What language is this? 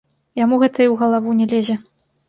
Belarusian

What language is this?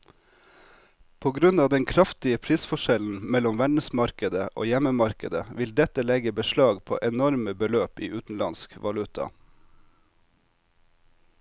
Norwegian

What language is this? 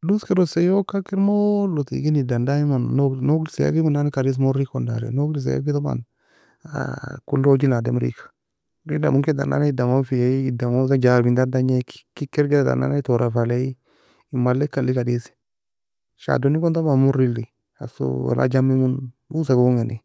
Nobiin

